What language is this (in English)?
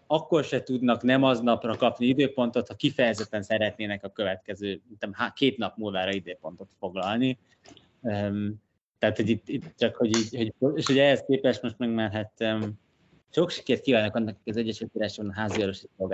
Hungarian